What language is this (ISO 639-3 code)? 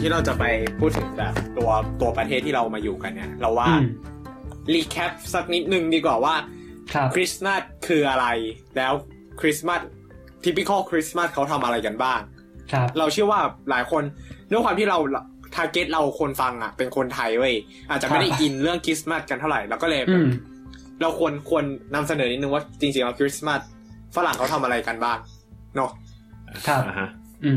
tha